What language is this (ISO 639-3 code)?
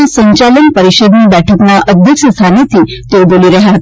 guj